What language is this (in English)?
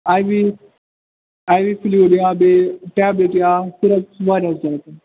Kashmiri